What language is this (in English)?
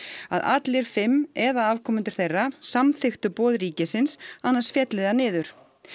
Icelandic